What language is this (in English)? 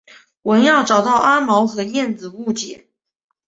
Chinese